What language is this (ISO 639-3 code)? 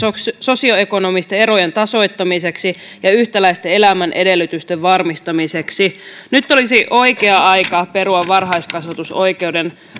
fin